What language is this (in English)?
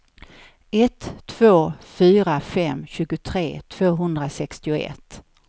Swedish